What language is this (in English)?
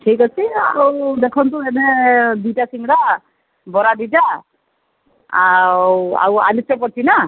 Odia